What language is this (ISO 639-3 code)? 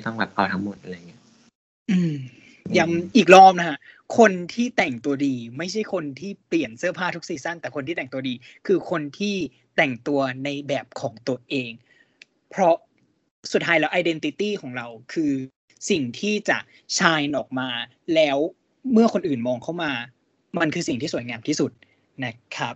tha